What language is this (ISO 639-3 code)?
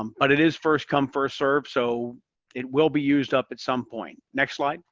eng